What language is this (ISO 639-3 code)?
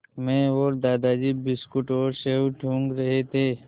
hin